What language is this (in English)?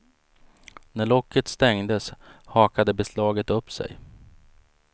Swedish